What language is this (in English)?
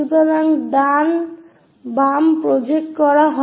Bangla